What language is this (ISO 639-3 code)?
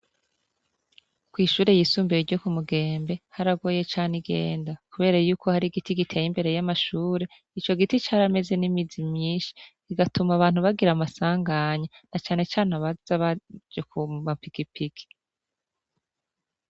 run